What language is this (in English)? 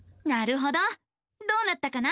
Japanese